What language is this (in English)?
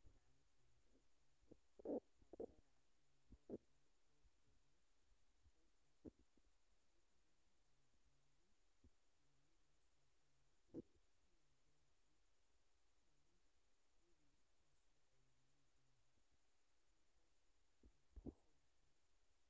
Somali